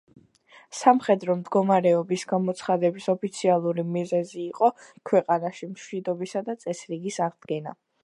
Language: Georgian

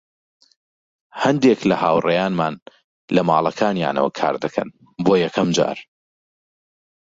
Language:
Central Kurdish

